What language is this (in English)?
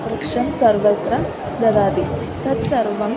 Sanskrit